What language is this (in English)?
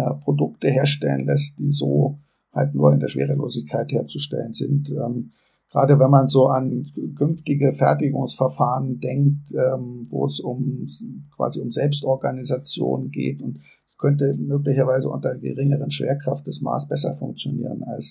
German